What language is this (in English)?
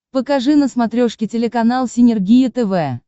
Russian